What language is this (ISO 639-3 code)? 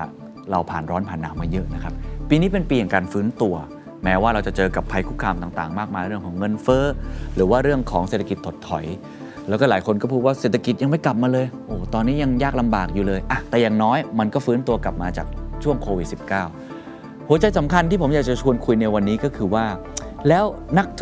tha